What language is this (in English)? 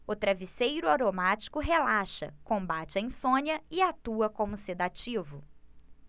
Portuguese